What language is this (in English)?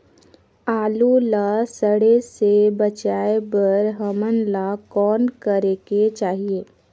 Chhattisgarhi